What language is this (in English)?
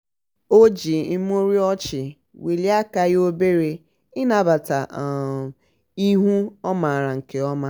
Igbo